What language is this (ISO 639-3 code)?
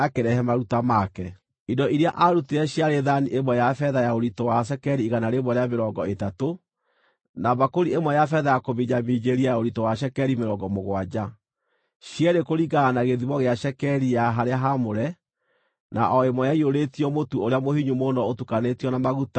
kik